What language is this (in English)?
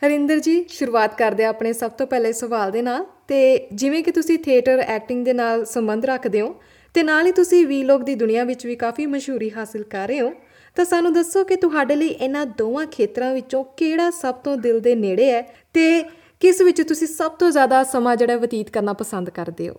Punjabi